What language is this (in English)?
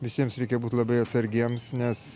Lithuanian